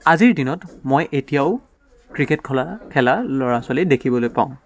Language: Assamese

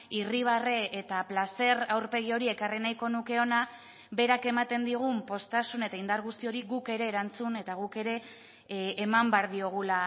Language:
Basque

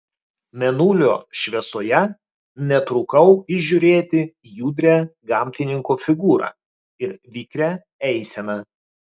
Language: Lithuanian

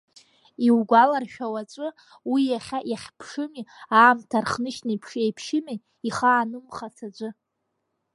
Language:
Abkhazian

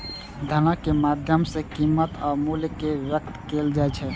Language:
Maithili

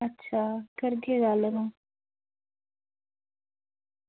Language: Dogri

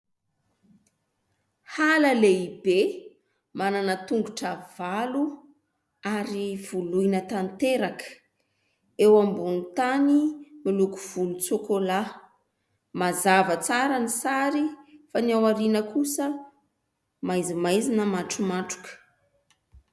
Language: Malagasy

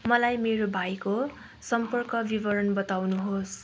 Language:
Nepali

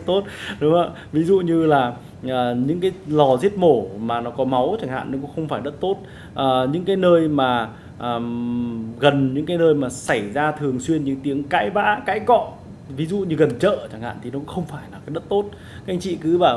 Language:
Vietnamese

